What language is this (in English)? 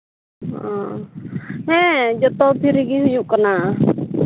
Santali